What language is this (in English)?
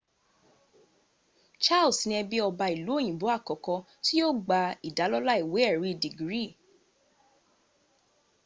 Yoruba